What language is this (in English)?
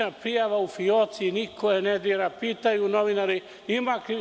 Serbian